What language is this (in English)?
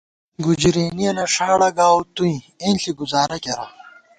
Gawar-Bati